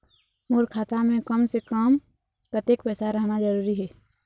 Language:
Chhattisgarhi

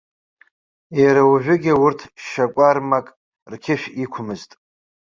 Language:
Abkhazian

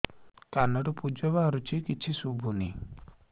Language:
Odia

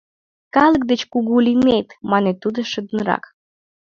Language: Mari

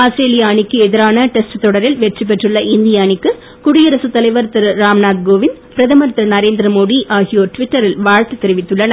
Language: Tamil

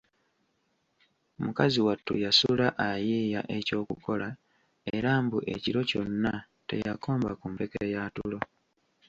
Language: Ganda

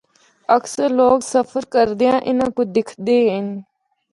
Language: Northern Hindko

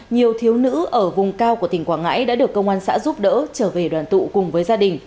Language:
Vietnamese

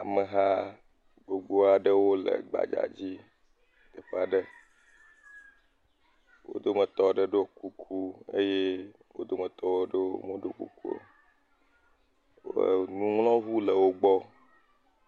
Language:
Ewe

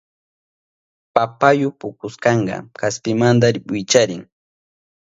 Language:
Southern Pastaza Quechua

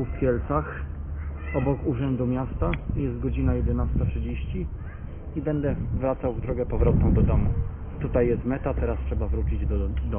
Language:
Polish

